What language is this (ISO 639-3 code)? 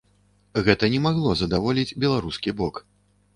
bel